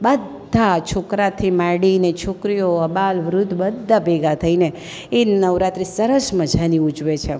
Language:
Gujarati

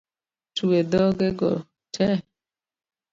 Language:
Luo (Kenya and Tanzania)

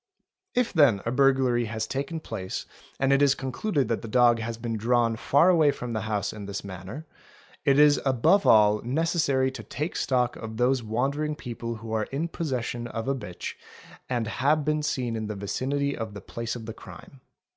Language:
English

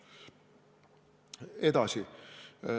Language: Estonian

